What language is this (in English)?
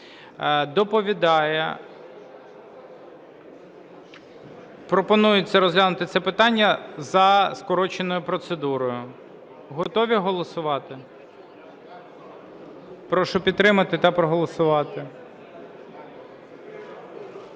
Ukrainian